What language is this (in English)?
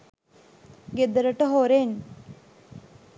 Sinhala